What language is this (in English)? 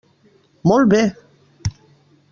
Catalan